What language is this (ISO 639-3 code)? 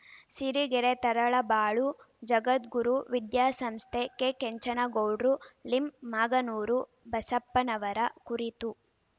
kan